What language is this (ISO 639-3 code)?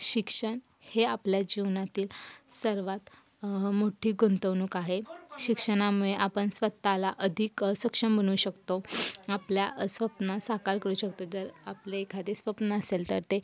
mar